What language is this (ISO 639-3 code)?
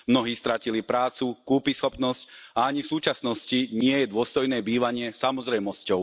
slk